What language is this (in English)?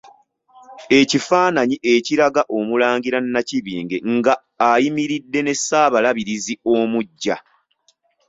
Ganda